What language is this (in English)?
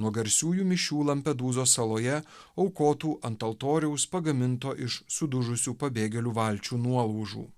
Lithuanian